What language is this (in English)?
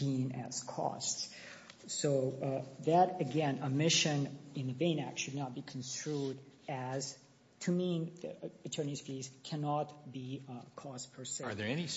English